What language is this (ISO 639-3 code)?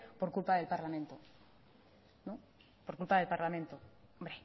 spa